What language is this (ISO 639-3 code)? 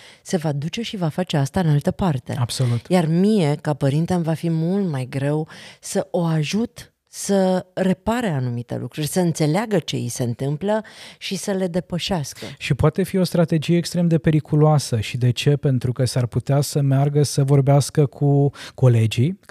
ron